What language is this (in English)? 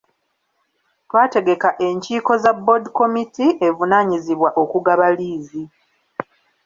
Ganda